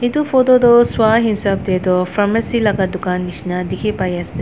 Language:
Naga Pidgin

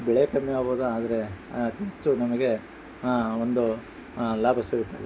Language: Kannada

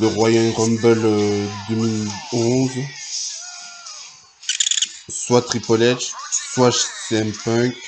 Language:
French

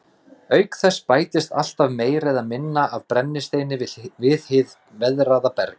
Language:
Icelandic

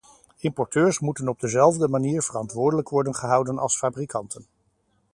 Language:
Dutch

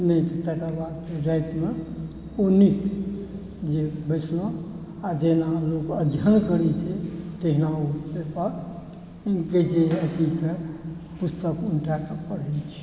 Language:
Maithili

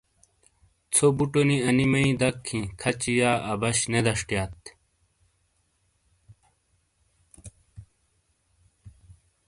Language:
Shina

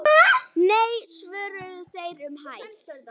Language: Icelandic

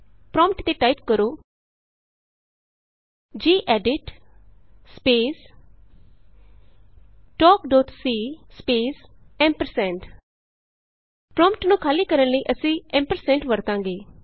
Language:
Punjabi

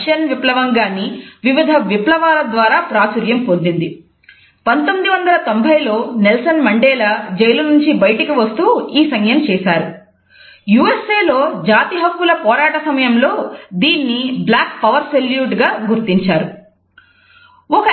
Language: Telugu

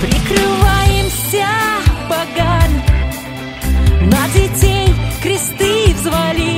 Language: Russian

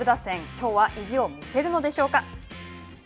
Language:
Japanese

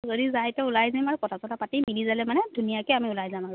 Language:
Assamese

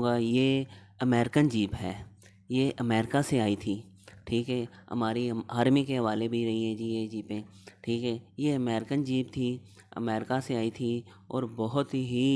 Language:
Hindi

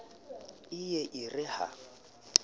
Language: Southern Sotho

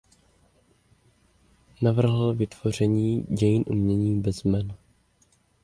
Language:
Czech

